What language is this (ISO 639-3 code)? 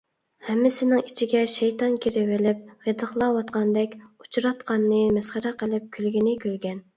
uig